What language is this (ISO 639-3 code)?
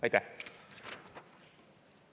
est